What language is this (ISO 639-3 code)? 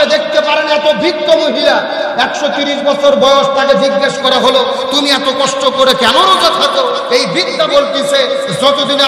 ara